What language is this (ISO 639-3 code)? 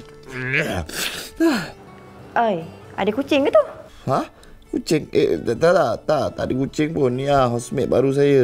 msa